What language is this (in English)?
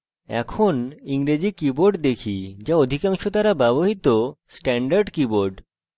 Bangla